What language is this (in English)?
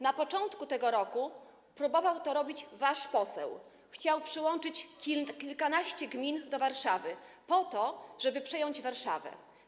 Polish